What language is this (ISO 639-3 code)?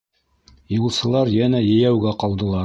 bak